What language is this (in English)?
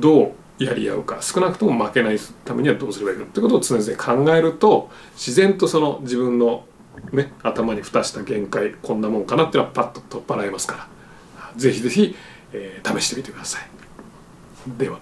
Japanese